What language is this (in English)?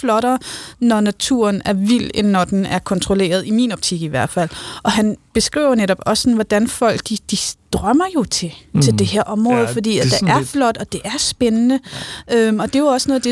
Danish